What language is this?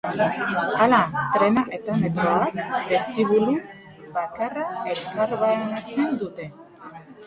Basque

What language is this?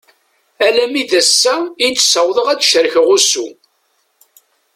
Kabyle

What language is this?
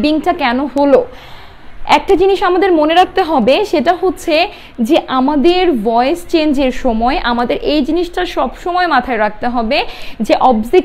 Hindi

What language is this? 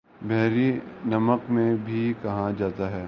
Urdu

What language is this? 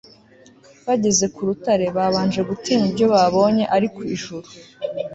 Kinyarwanda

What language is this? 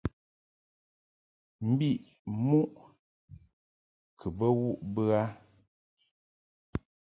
Mungaka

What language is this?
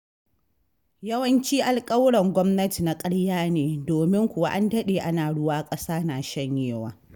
Hausa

